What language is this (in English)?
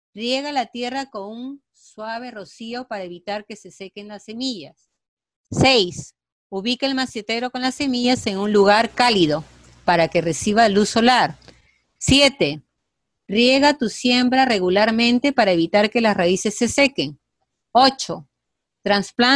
Spanish